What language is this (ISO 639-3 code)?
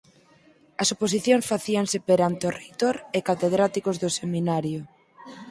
glg